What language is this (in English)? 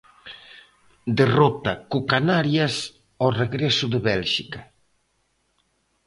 Galician